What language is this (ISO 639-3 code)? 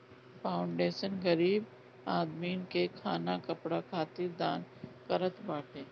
bho